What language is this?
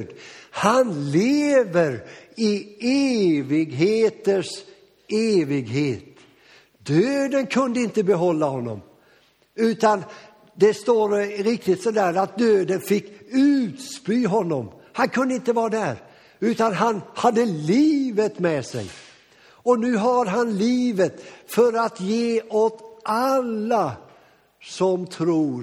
Swedish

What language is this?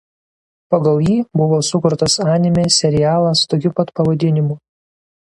Lithuanian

